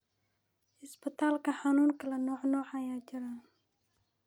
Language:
Somali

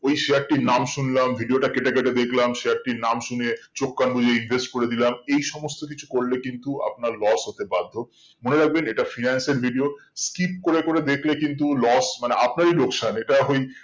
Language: Bangla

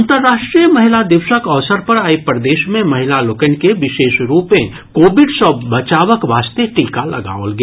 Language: Maithili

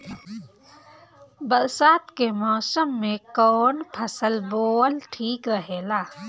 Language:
Bhojpuri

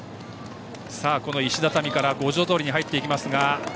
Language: Japanese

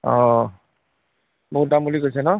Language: Assamese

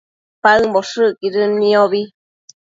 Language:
Matsés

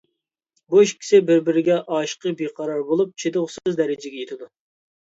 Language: Uyghur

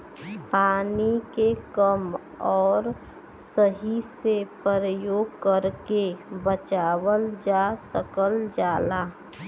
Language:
Bhojpuri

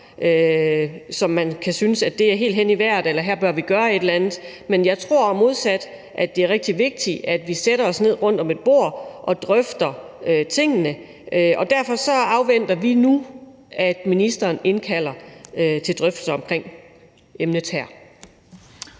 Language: Danish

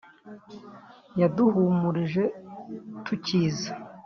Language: Kinyarwanda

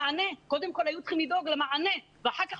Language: Hebrew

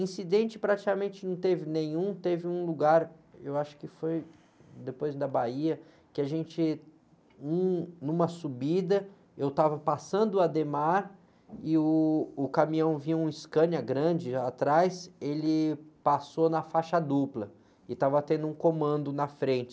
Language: Portuguese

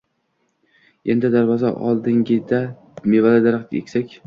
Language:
Uzbek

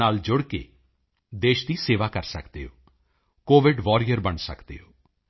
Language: Punjabi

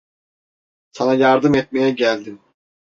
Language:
Turkish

